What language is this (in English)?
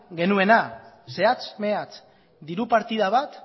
Basque